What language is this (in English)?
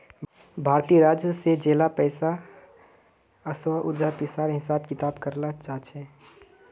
Magahi